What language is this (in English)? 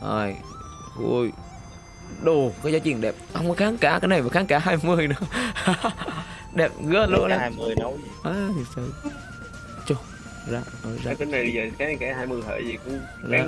Vietnamese